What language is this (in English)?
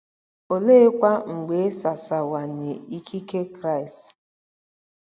Igbo